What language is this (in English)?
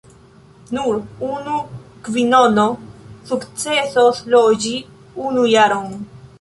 Esperanto